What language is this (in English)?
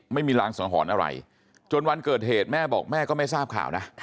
Thai